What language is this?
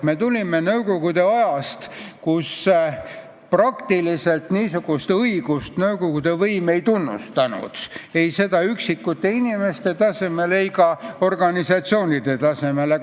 Estonian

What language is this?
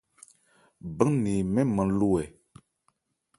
Ebrié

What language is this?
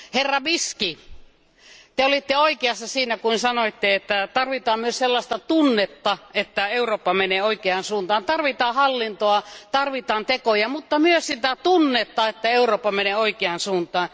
Finnish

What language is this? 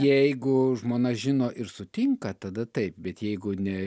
Lithuanian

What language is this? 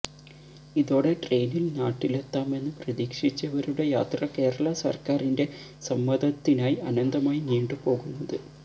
Malayalam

